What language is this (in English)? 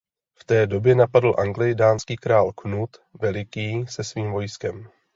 Czech